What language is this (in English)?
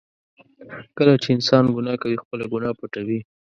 Pashto